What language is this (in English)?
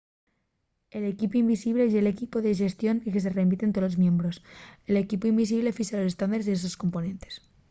Asturian